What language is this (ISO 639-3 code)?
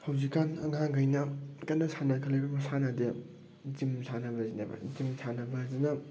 mni